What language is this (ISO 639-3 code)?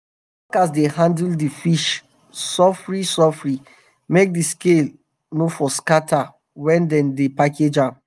pcm